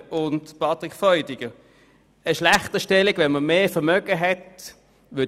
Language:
Swiss German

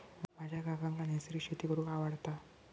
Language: Marathi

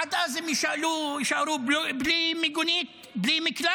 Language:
Hebrew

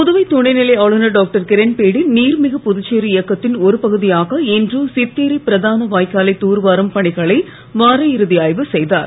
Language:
Tamil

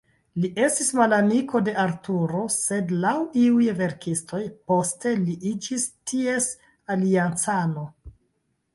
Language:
Esperanto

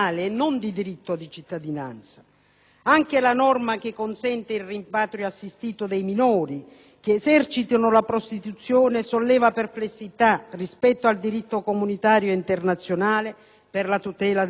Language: Italian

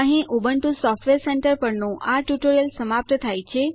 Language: Gujarati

